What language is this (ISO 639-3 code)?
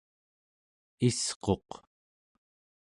esu